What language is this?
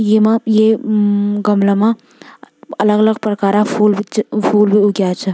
Garhwali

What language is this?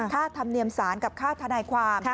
Thai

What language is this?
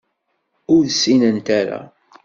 Kabyle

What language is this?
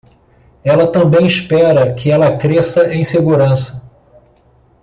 Portuguese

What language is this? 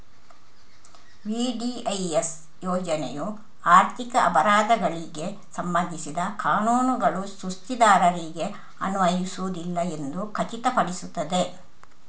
Kannada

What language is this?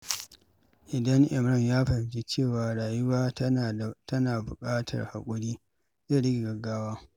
Hausa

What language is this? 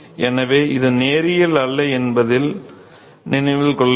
Tamil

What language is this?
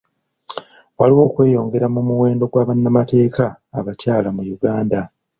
Ganda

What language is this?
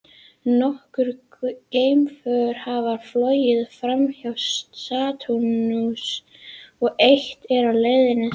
Icelandic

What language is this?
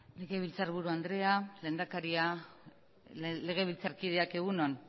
Basque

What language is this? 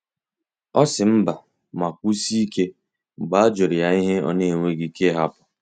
Igbo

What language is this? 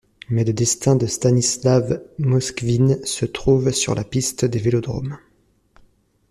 French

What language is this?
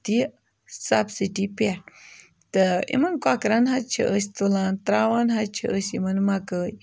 Kashmiri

